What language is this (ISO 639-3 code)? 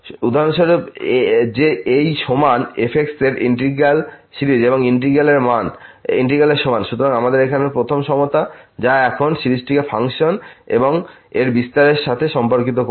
ben